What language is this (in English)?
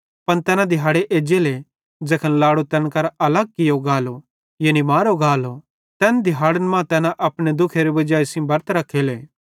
Bhadrawahi